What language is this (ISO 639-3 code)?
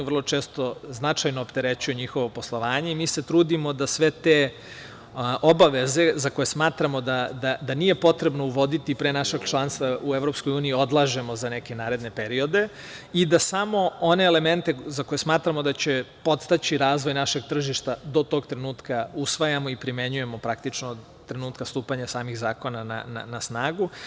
srp